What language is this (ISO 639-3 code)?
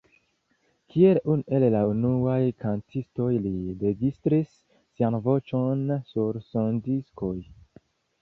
epo